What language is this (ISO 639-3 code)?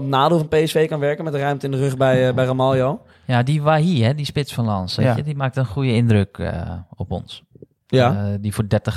nld